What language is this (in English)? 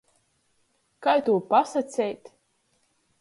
Latgalian